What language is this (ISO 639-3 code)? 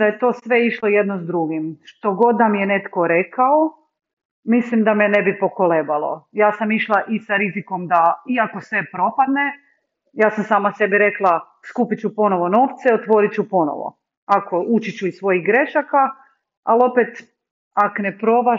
hrv